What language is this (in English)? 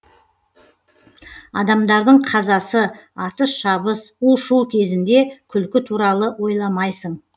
Kazakh